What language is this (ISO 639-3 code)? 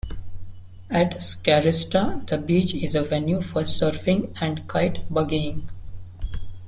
eng